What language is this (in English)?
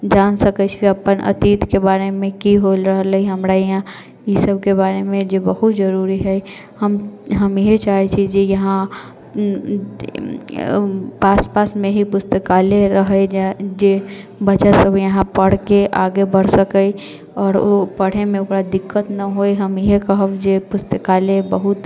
Maithili